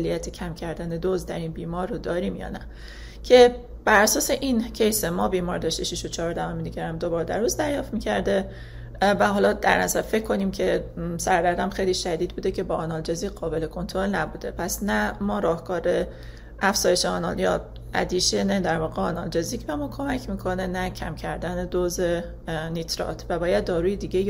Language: Persian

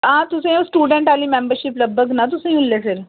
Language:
Dogri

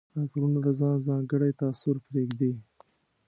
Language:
Pashto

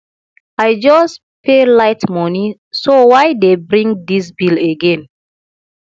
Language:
Nigerian Pidgin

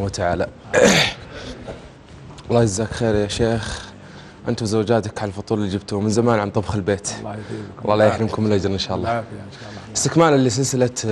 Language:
Arabic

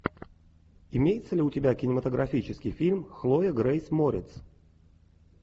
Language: Russian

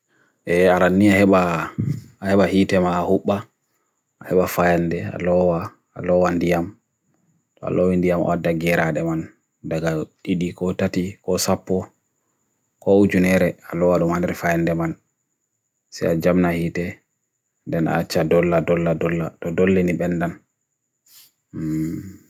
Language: Bagirmi Fulfulde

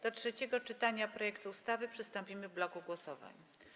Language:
Polish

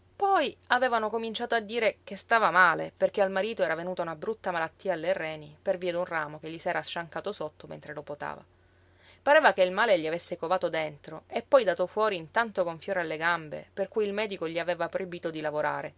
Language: Italian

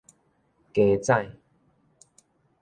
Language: Min Nan Chinese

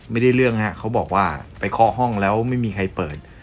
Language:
Thai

